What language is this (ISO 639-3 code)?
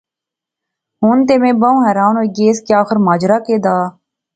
phr